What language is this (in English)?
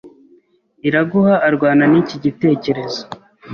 Kinyarwanda